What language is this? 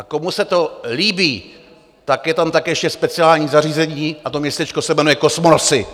Czech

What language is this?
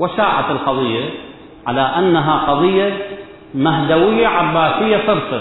Arabic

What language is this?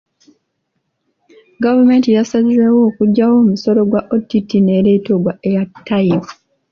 Ganda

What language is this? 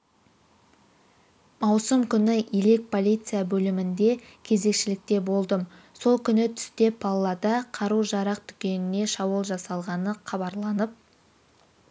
Kazakh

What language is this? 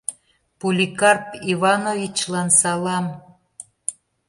Mari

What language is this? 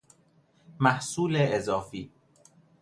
Persian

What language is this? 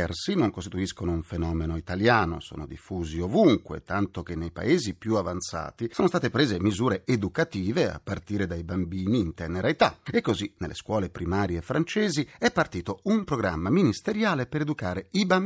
Italian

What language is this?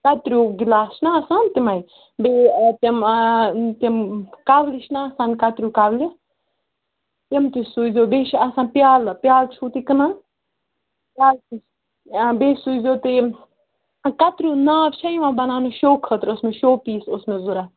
Kashmiri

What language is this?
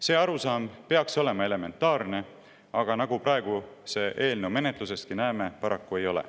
Estonian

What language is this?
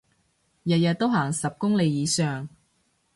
Cantonese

